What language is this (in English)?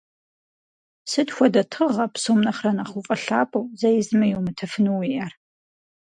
Kabardian